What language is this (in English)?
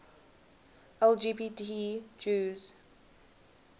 English